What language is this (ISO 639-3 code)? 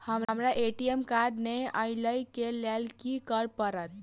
mai